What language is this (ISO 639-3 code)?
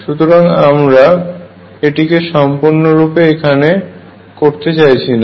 ben